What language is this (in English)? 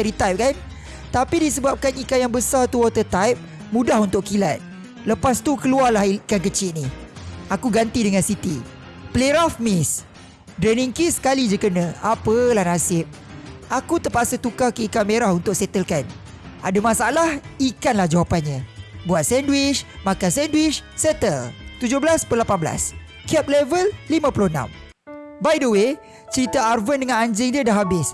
Malay